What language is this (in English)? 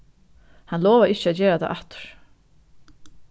Faroese